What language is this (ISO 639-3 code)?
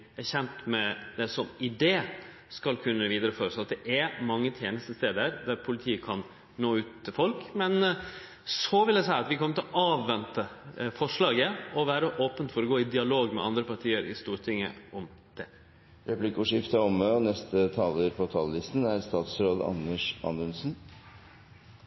nor